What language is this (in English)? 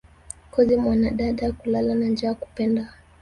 Swahili